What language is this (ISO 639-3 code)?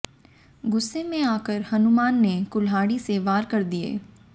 hin